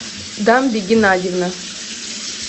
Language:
Russian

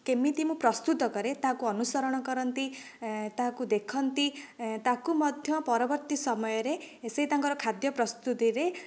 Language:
Odia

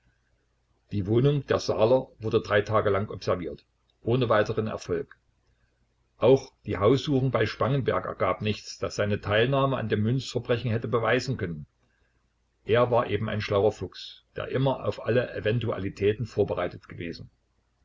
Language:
German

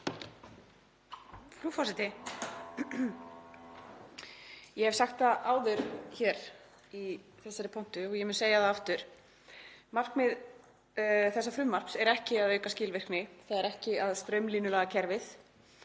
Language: Icelandic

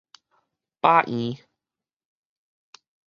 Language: Min Nan Chinese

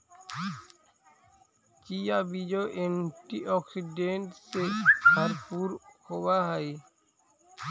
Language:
Magahi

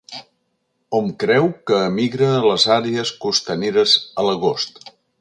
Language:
Catalan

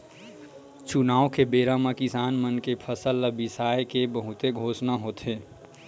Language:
Chhattisgarhi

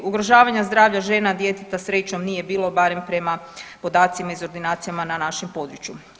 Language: Croatian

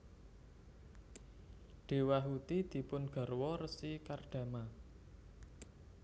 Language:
Javanese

